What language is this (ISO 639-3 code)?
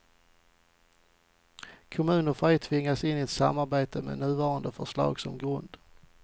swe